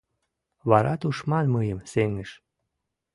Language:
Mari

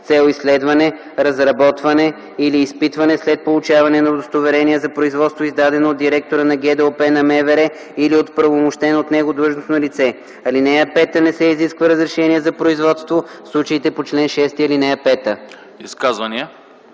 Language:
Bulgarian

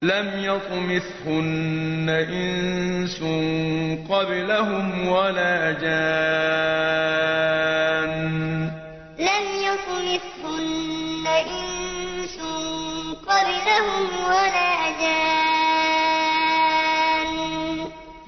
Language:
Arabic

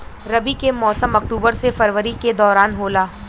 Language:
Bhojpuri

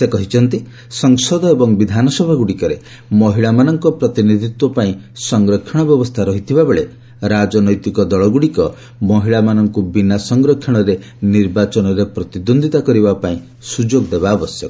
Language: Odia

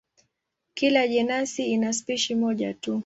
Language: Swahili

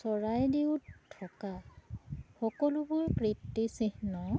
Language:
Assamese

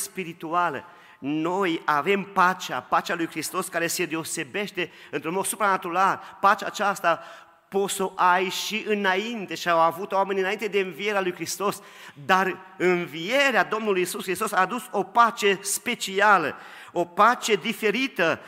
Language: Romanian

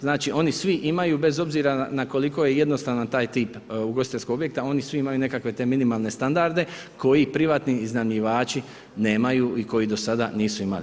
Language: Croatian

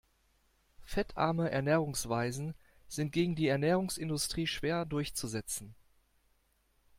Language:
German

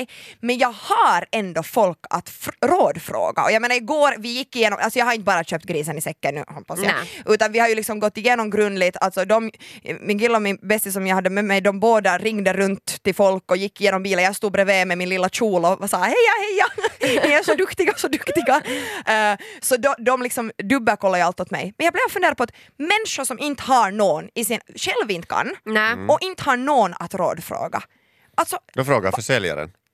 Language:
Swedish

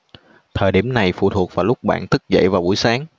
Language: Vietnamese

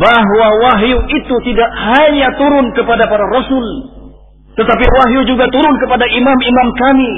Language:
Indonesian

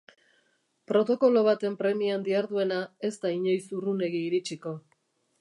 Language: Basque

